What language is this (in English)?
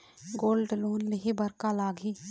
Chhattisgarhi